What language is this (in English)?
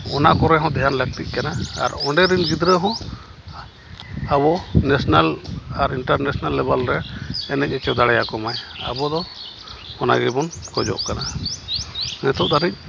Santali